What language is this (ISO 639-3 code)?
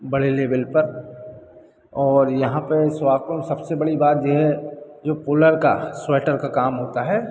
hin